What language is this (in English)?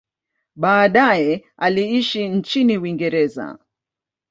Swahili